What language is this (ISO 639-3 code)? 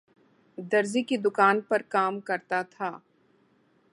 urd